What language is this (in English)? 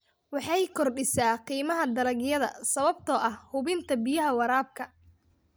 Somali